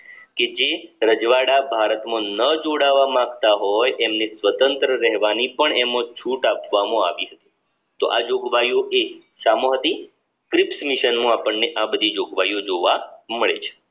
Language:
Gujarati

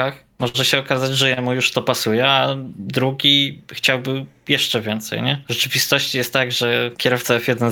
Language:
Polish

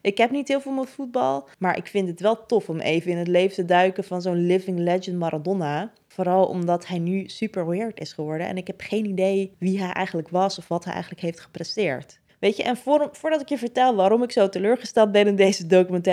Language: Dutch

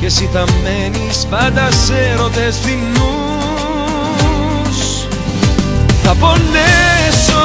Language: Greek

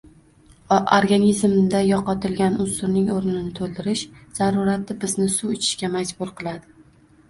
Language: Uzbek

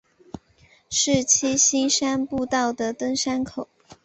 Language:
Chinese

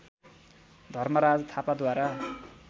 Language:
Nepali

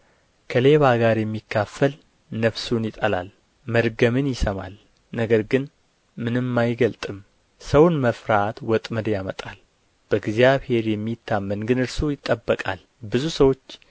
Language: Amharic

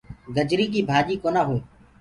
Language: Gurgula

